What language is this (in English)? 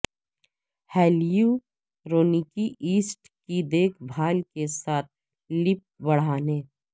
Urdu